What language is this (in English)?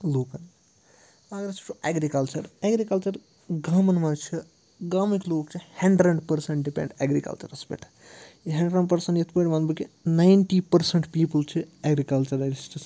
Kashmiri